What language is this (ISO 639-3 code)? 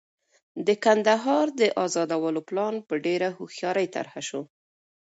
pus